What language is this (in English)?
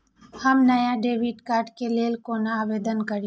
Maithili